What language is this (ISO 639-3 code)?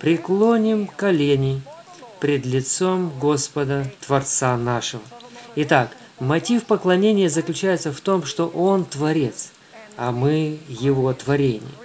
rus